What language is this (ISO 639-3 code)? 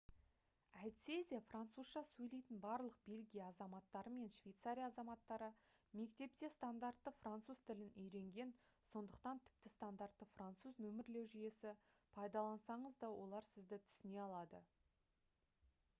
kaz